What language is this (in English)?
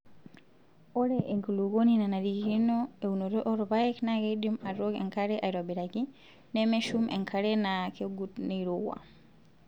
Masai